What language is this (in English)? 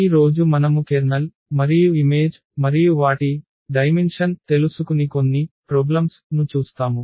Telugu